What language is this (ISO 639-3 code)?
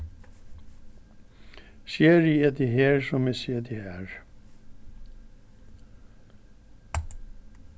fao